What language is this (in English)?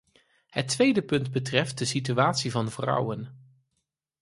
Dutch